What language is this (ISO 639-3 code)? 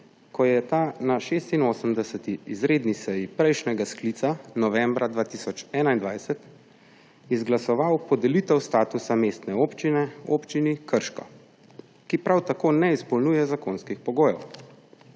slv